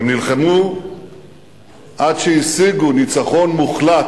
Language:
Hebrew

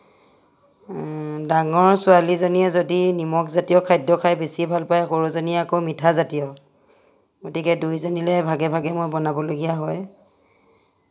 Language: Assamese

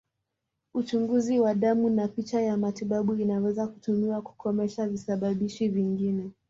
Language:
Swahili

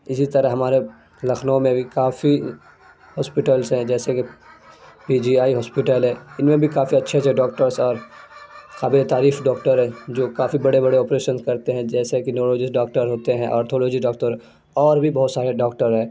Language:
Urdu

